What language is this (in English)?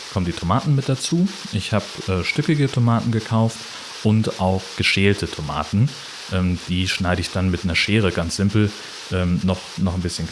German